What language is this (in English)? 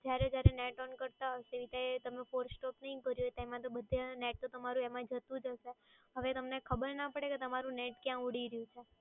Gujarati